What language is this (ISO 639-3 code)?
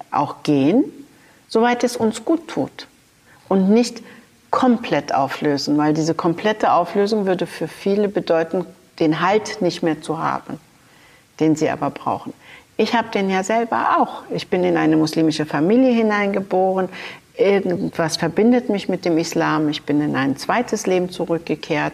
deu